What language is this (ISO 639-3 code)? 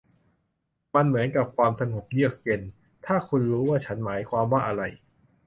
tha